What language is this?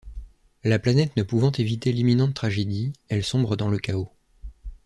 French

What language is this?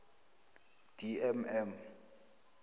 South Ndebele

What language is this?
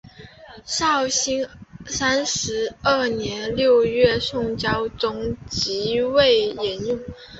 Chinese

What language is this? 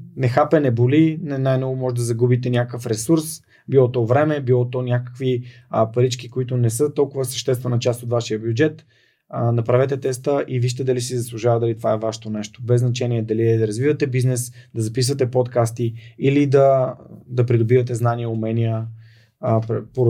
Bulgarian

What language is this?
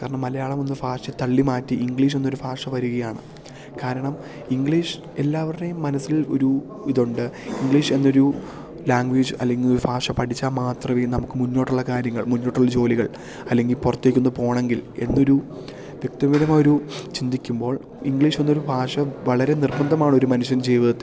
Malayalam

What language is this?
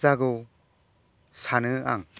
Bodo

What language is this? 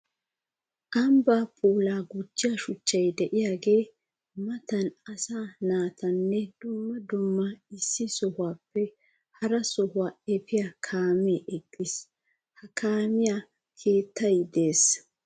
Wolaytta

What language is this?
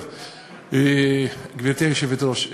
Hebrew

